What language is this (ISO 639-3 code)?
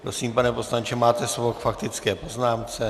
ces